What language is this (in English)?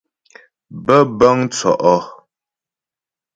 Ghomala